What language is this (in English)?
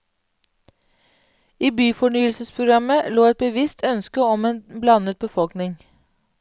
Norwegian